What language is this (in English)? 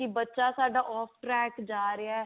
Punjabi